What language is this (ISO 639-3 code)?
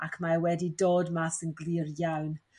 cym